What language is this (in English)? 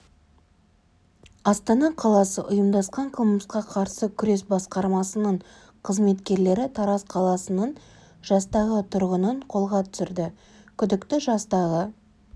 Kazakh